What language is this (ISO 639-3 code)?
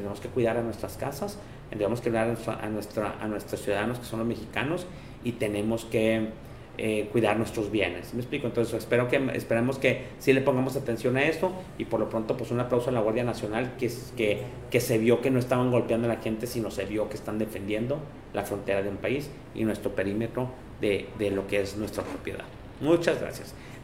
spa